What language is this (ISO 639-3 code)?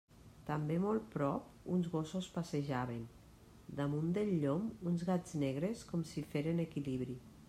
cat